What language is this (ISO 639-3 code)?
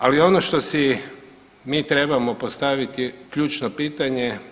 hrv